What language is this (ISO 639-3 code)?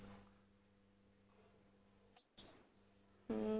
pan